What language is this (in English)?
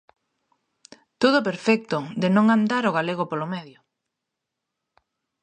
Galician